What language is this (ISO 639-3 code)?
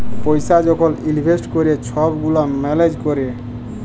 ben